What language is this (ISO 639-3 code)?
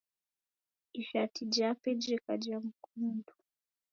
dav